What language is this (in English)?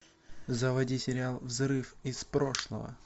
Russian